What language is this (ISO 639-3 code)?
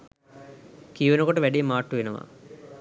sin